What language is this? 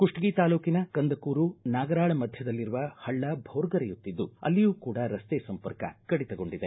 Kannada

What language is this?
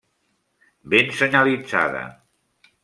Catalan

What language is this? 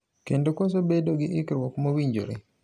Luo (Kenya and Tanzania)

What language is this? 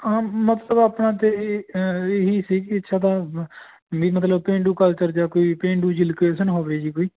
Punjabi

